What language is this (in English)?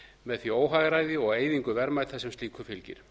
Icelandic